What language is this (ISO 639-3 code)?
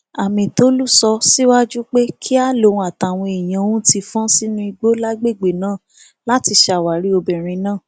yor